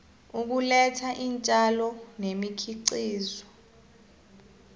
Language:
South Ndebele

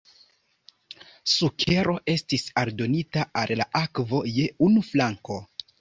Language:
Esperanto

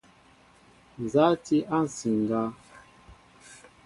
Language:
Mbo (Cameroon)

